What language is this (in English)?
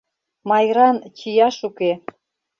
Mari